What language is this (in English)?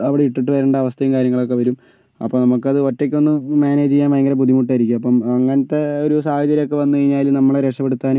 Malayalam